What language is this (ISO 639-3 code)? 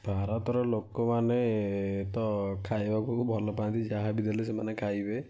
ori